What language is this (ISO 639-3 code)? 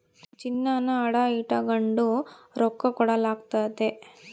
kan